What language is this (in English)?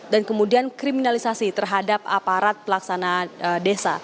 Indonesian